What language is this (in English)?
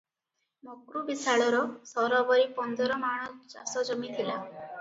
Odia